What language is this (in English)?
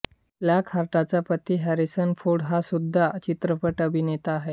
Marathi